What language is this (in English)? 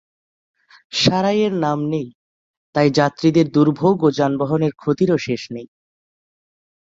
Bangla